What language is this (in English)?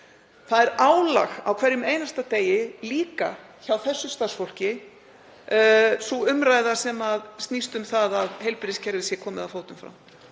Icelandic